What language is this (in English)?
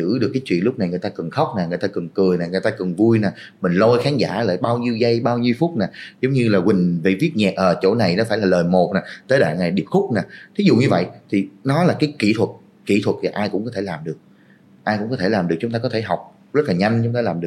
Vietnamese